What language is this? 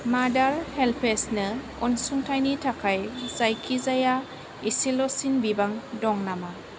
Bodo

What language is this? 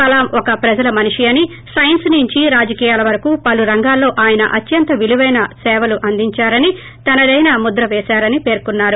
Telugu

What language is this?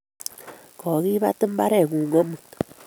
Kalenjin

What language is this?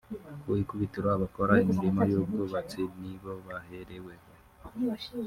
Kinyarwanda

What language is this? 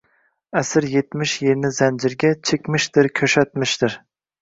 Uzbek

